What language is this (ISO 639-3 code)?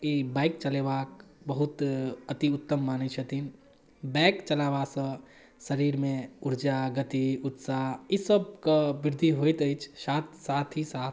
mai